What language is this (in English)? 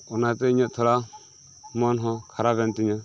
Santali